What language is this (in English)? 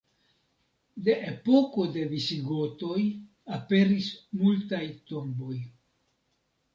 Esperanto